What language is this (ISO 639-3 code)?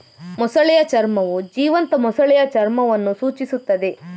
kan